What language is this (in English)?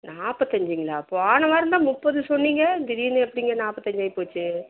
Tamil